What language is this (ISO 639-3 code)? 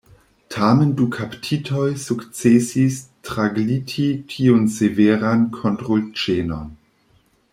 epo